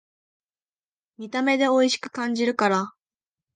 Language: Japanese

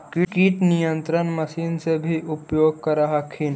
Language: Magahi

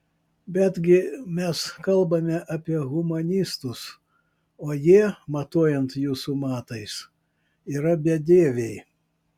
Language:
Lithuanian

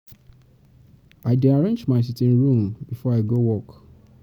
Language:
Nigerian Pidgin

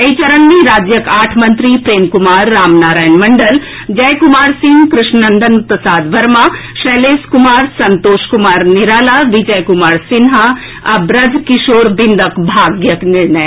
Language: Maithili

